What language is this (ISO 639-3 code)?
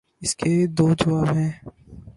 urd